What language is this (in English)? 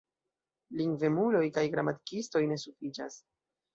Esperanto